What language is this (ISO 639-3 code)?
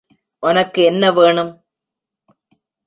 tam